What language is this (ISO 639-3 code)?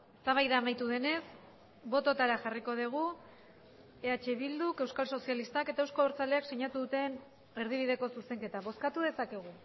eus